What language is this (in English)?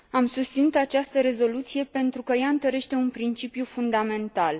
Romanian